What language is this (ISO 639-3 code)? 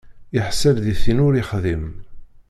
kab